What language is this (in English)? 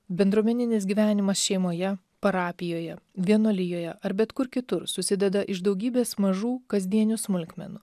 Lithuanian